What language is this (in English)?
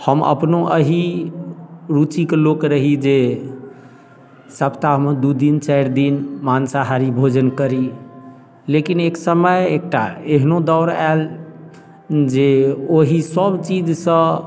Maithili